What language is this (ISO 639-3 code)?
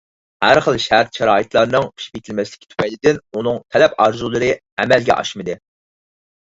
uig